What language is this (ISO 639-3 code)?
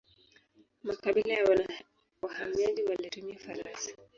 swa